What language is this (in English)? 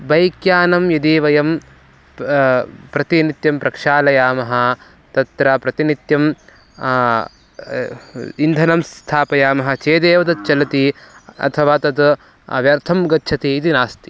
Sanskrit